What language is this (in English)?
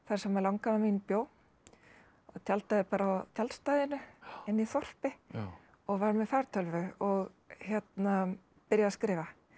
Icelandic